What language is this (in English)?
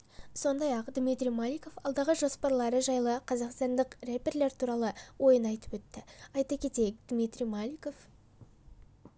Kazakh